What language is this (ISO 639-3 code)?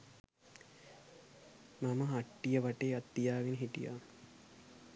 sin